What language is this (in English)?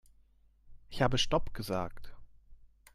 German